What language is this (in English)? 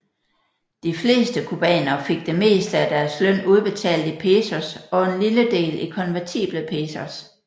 Danish